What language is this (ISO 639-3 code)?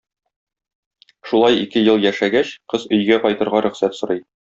tat